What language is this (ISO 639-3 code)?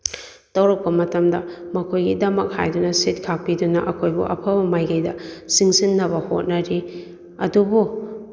mni